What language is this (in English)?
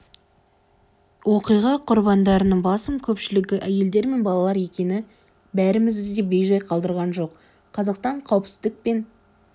Kazakh